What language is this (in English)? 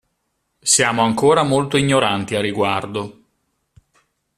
Italian